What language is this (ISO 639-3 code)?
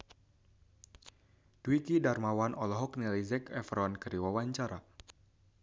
sun